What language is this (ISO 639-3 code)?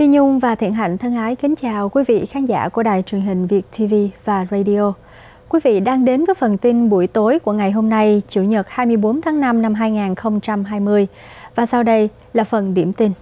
vie